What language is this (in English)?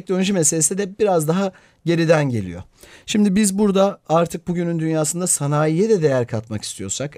Turkish